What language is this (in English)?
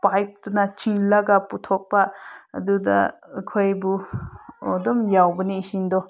Manipuri